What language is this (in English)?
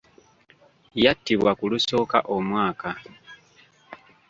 Ganda